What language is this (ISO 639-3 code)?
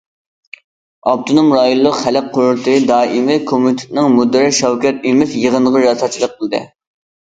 uig